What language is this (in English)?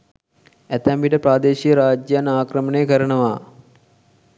Sinhala